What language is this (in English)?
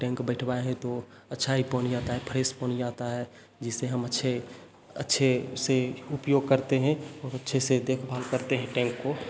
Hindi